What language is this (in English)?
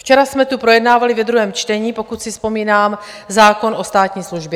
Czech